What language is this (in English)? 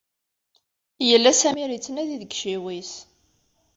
Kabyle